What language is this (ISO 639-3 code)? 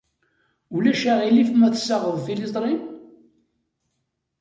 kab